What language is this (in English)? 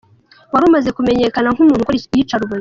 Kinyarwanda